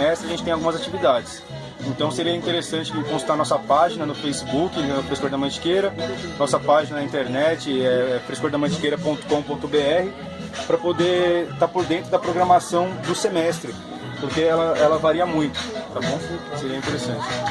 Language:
Portuguese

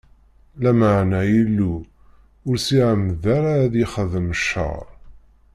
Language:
Kabyle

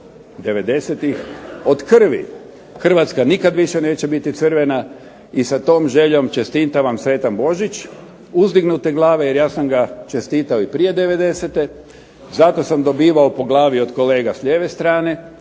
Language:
Croatian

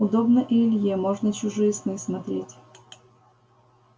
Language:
Russian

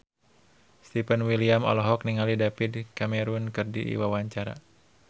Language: Sundanese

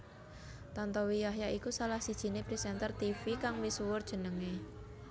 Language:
Javanese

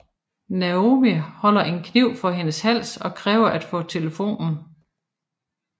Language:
Danish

